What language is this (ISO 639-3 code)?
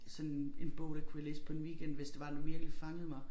dan